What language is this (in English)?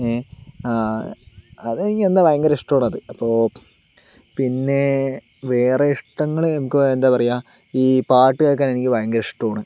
Malayalam